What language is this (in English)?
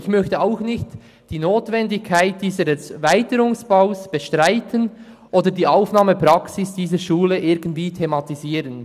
Swiss German